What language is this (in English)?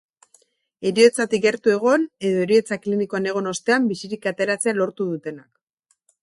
Basque